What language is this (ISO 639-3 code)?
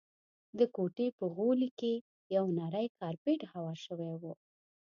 pus